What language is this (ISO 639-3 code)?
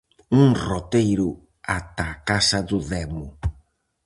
glg